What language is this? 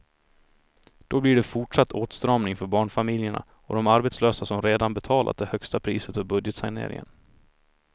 Swedish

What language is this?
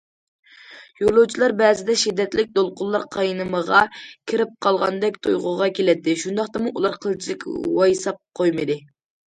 Uyghur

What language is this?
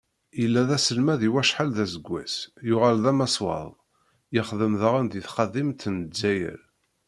Kabyle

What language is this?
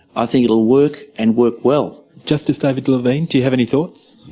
English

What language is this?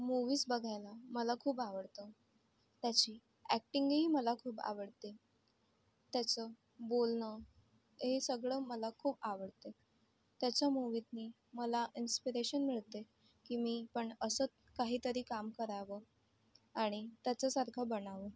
Marathi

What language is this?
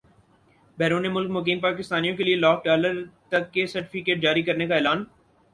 Urdu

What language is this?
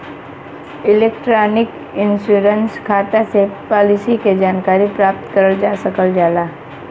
Bhojpuri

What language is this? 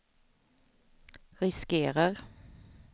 Swedish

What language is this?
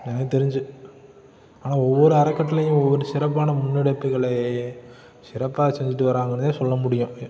Tamil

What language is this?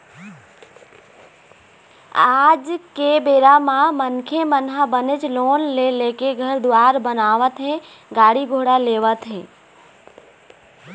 Chhattisgarhi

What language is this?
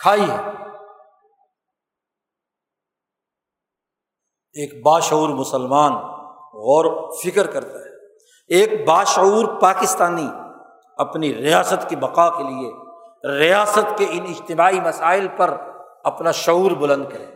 Urdu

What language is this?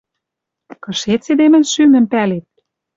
Western Mari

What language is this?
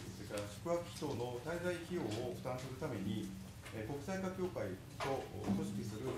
Japanese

